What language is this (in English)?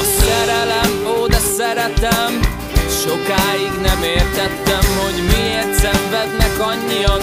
Hungarian